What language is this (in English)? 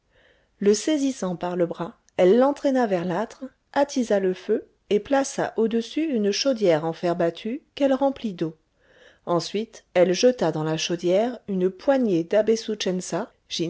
French